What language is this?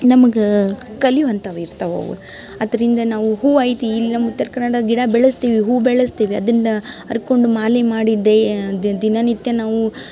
Kannada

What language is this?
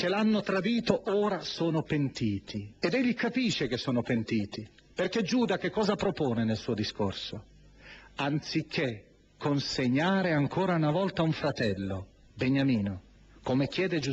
Italian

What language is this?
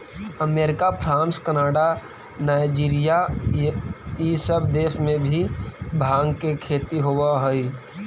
Magahi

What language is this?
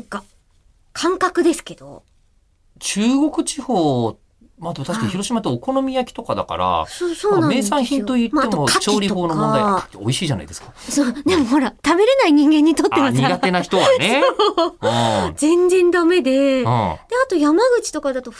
Japanese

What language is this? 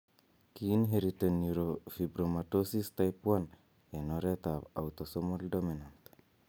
Kalenjin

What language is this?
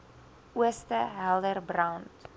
Afrikaans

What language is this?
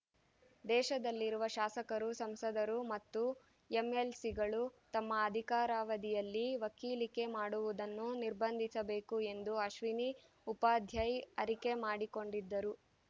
Kannada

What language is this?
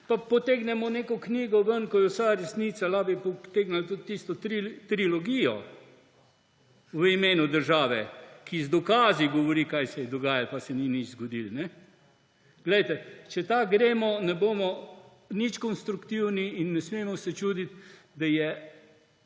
Slovenian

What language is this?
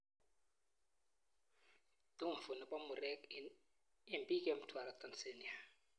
Kalenjin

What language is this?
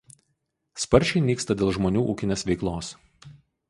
Lithuanian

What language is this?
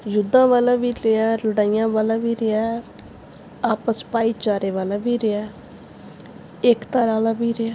Punjabi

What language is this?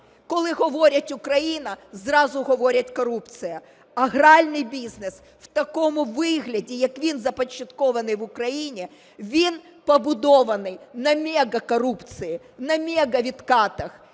Ukrainian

